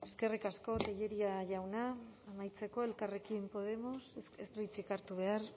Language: Basque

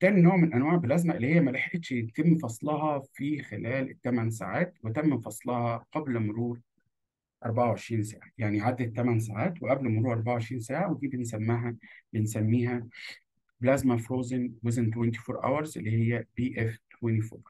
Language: Arabic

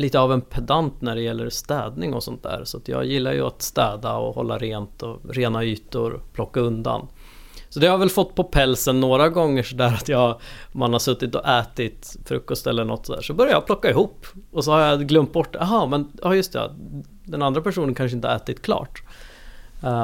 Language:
Swedish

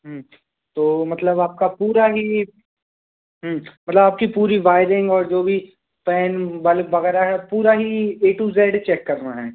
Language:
Hindi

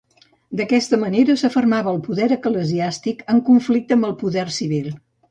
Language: Catalan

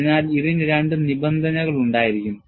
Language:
Malayalam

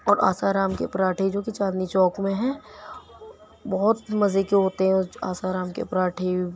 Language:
Urdu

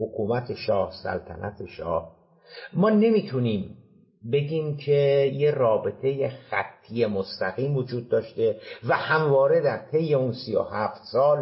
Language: Persian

